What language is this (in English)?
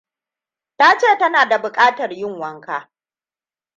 Hausa